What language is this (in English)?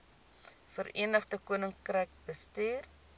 Afrikaans